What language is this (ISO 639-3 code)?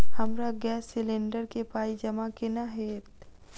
mai